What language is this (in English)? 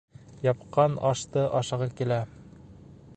Bashkir